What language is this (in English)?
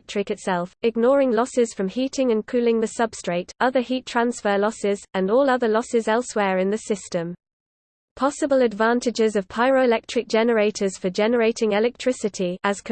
English